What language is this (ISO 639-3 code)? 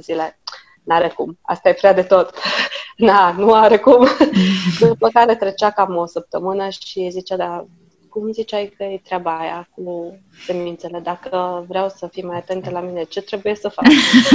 ron